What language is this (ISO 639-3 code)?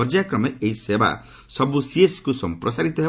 ori